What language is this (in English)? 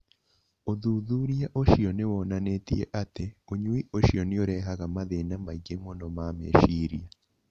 Kikuyu